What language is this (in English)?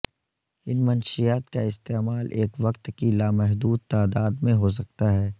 Urdu